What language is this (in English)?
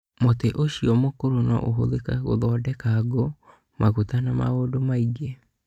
Kikuyu